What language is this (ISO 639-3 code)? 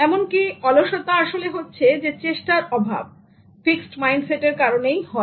ben